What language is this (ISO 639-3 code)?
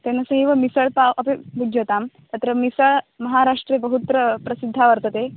san